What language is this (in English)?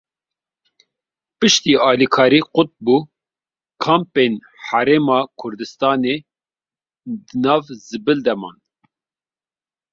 Kurdish